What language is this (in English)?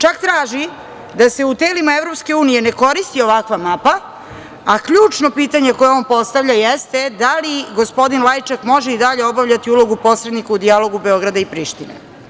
Serbian